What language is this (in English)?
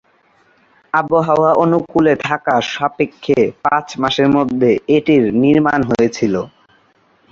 Bangla